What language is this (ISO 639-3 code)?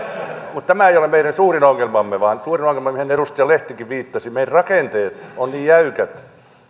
fin